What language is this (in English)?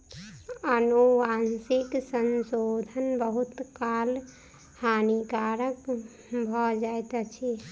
Maithili